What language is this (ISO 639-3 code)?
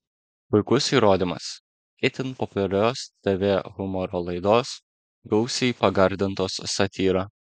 lit